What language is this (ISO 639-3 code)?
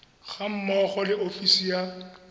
tsn